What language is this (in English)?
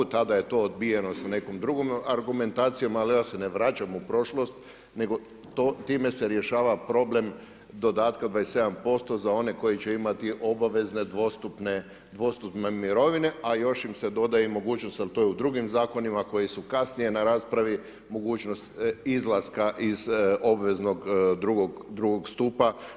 Croatian